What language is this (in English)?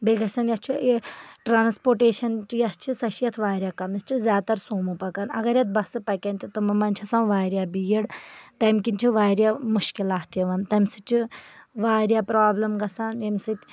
Kashmiri